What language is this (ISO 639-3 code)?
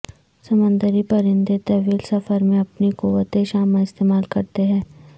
urd